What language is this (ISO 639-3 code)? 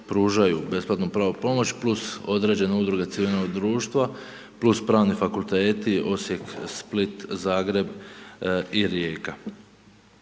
hrv